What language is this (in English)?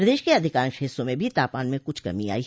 Hindi